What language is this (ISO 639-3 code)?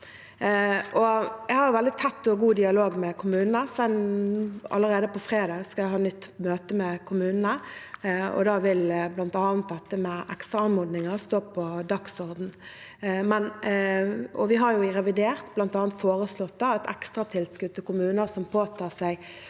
nor